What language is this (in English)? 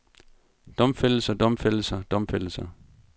Danish